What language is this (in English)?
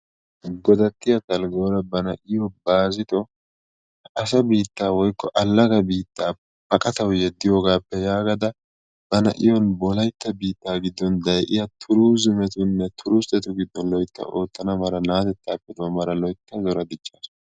Wolaytta